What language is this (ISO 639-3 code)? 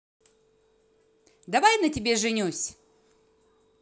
rus